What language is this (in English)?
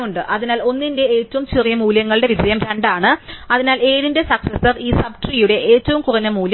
Malayalam